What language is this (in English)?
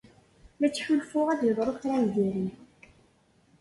Kabyle